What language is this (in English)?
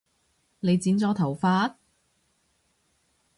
Cantonese